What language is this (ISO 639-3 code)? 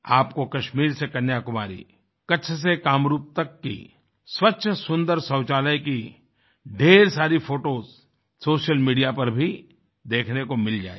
hin